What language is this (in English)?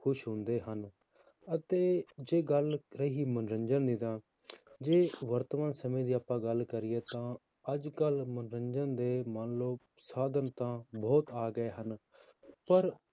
Punjabi